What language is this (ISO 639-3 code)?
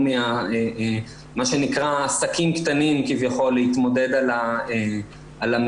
heb